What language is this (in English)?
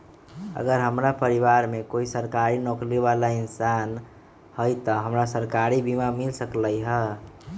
Magahi